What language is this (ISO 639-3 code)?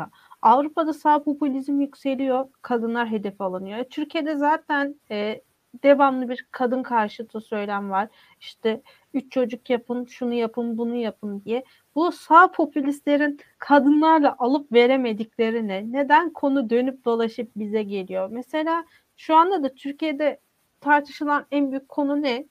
tur